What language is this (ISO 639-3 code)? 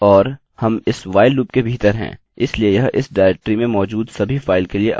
hin